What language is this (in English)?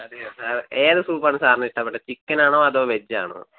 Malayalam